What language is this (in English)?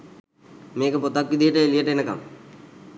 Sinhala